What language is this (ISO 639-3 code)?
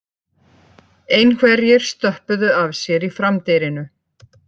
isl